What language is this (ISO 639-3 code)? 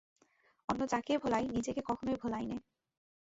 ben